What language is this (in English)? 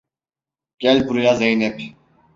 Turkish